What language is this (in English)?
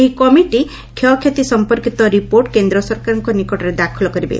Odia